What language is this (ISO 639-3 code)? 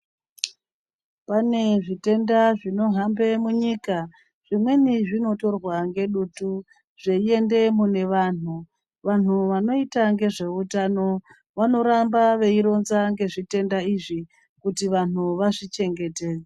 ndc